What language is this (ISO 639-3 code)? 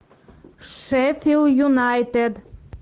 rus